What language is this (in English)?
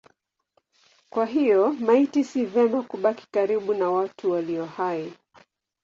Swahili